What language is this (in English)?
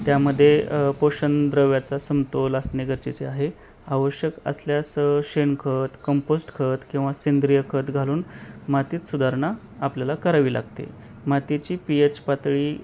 Marathi